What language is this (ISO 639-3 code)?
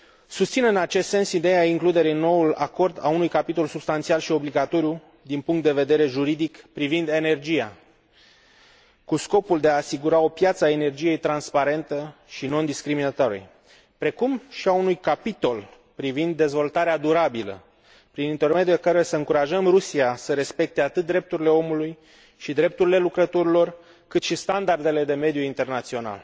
ron